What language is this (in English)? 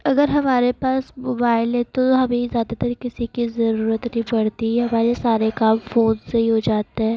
Urdu